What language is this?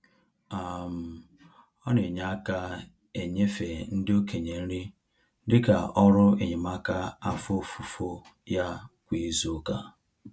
Igbo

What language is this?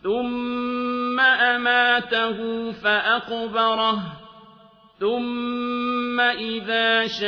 Arabic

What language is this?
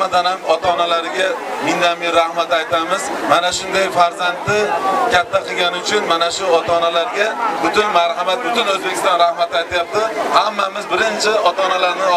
Turkish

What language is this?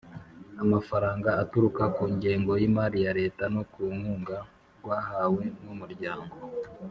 Kinyarwanda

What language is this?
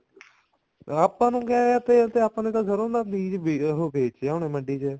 Punjabi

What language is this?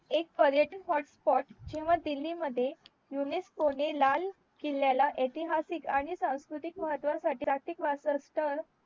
Marathi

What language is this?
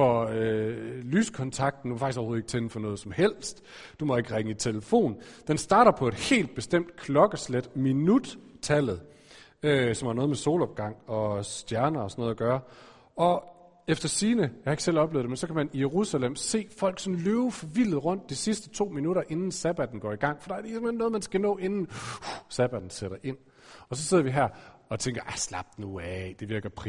Danish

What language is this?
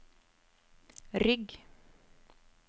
Norwegian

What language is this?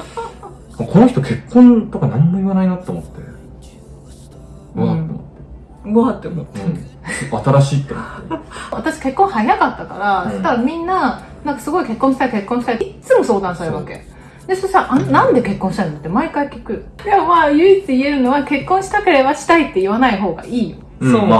Japanese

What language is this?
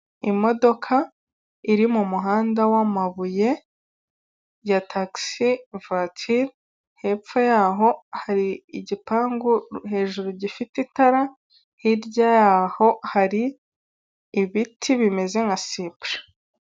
Kinyarwanda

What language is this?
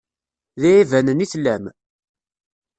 Kabyle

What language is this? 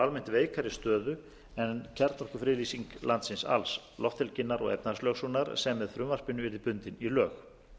Icelandic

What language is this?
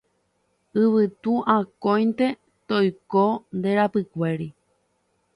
Guarani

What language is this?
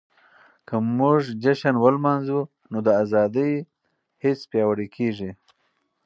Pashto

